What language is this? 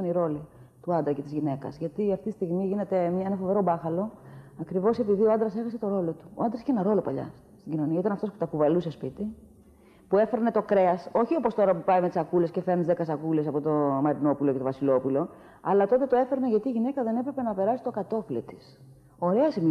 Greek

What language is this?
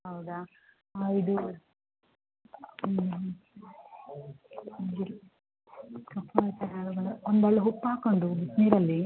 Kannada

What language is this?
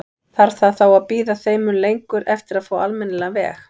Icelandic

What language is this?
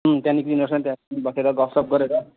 Nepali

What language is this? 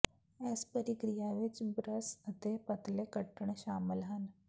Punjabi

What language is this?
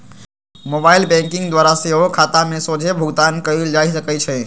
Magahi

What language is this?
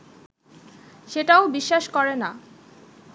Bangla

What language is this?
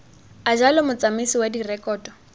Tswana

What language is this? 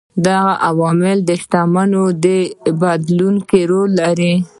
Pashto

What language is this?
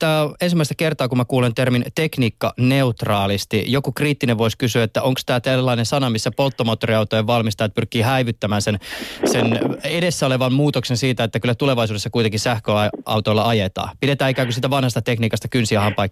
Finnish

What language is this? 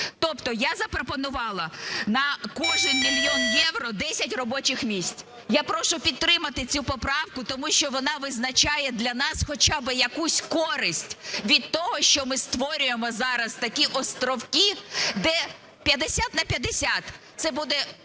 Ukrainian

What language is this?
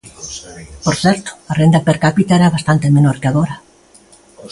Galician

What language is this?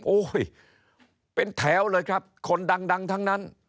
Thai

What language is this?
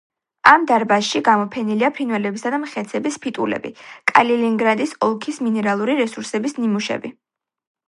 Georgian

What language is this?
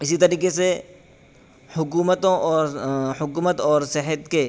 Urdu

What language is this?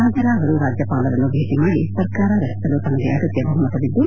Kannada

